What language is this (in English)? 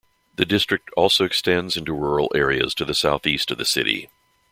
English